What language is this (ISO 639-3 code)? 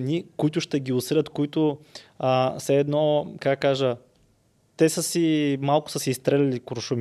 bul